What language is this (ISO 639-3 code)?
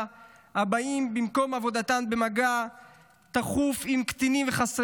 heb